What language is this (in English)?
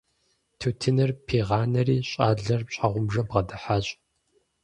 Kabardian